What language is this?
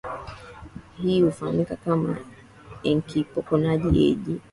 Swahili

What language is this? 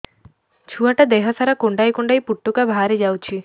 Odia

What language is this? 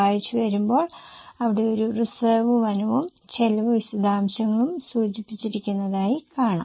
Malayalam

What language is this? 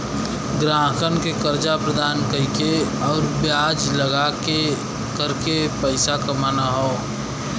Bhojpuri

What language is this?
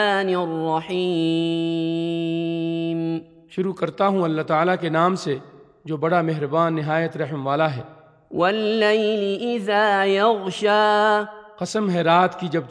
Urdu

